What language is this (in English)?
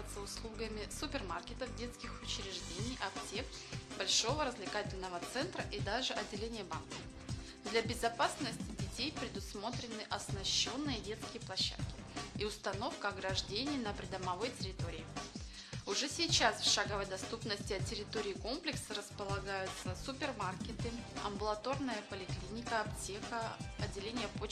Russian